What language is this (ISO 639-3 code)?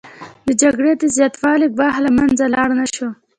pus